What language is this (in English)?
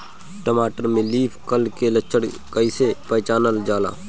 Bhojpuri